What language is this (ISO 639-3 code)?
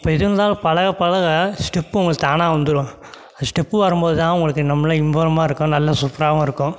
tam